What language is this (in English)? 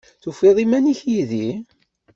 Kabyle